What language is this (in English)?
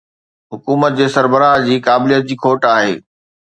Sindhi